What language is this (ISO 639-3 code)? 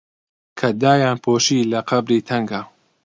ckb